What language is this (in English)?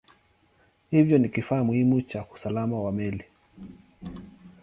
Swahili